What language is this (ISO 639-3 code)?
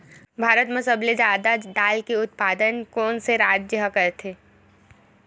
hne